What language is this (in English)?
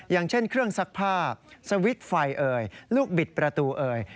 Thai